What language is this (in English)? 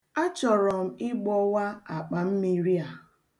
Igbo